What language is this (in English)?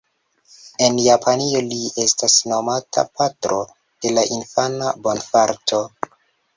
Esperanto